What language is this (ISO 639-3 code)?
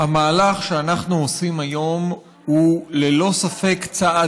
heb